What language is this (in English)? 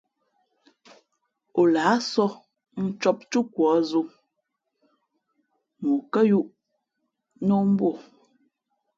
Fe'fe'